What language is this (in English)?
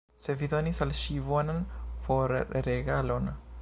Esperanto